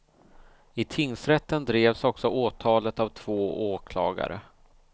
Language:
Swedish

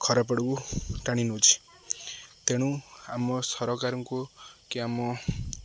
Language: Odia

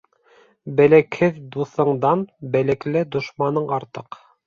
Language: Bashkir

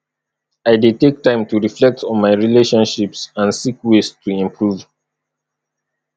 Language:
Nigerian Pidgin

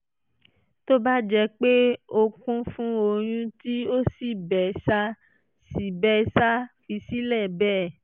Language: Yoruba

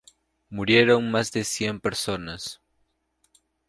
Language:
Spanish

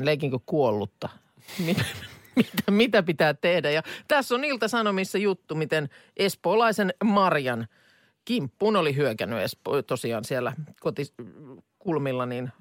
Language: Finnish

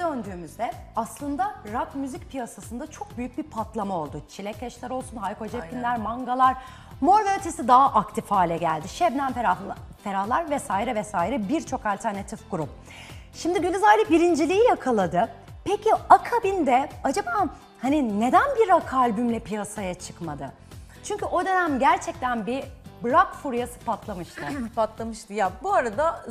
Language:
Turkish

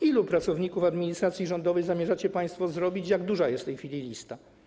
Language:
Polish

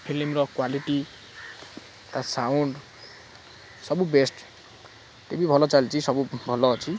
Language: Odia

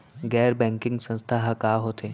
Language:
Chhattisgarhi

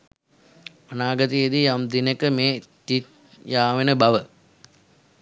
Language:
Sinhala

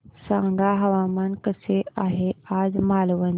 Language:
Marathi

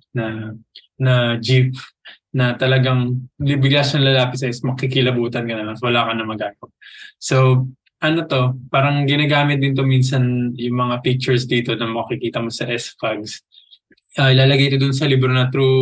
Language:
Filipino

